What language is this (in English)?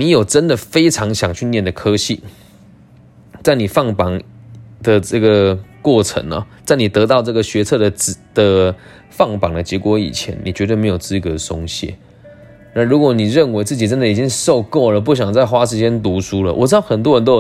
Chinese